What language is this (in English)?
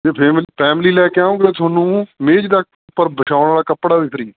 Punjabi